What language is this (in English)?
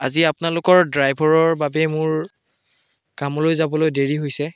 Assamese